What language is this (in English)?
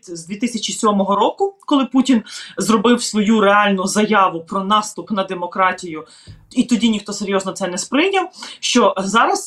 Ukrainian